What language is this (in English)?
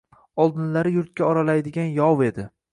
Uzbek